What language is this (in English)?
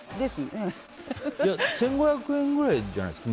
Japanese